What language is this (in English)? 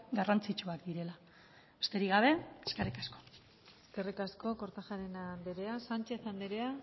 Basque